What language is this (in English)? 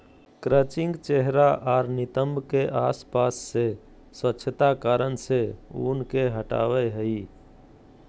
Magahi